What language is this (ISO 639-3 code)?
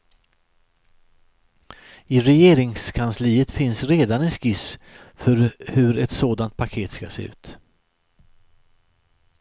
swe